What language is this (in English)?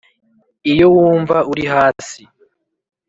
Kinyarwanda